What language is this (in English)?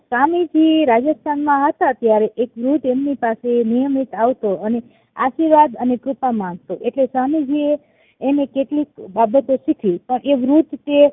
Gujarati